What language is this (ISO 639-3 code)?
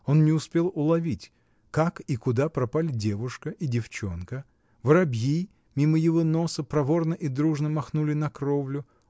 rus